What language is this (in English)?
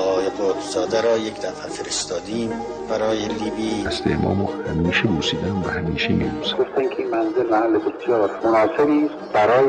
Persian